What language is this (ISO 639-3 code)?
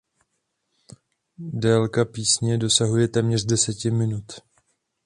ces